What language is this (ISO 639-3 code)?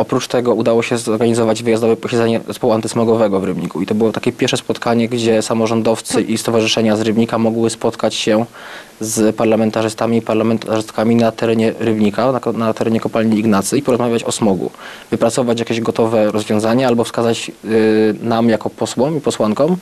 pol